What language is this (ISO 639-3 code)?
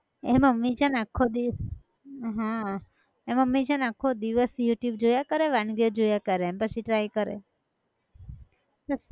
guj